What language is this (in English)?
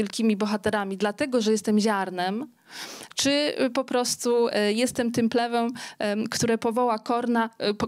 Polish